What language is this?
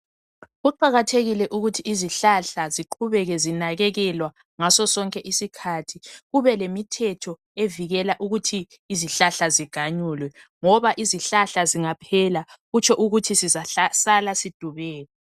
North Ndebele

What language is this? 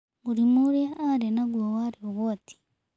Kikuyu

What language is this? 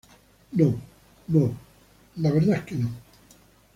Spanish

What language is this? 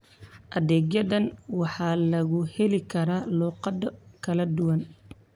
Somali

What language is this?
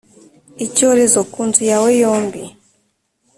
Kinyarwanda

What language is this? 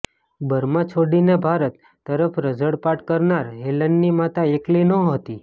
Gujarati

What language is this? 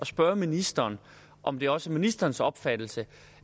Danish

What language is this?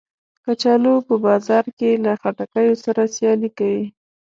Pashto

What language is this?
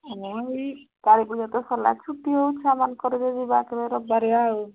Odia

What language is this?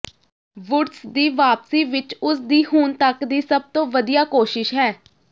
Punjabi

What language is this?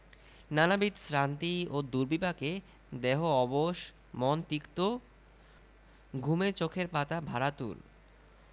Bangla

